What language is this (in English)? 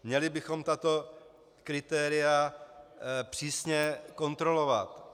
Czech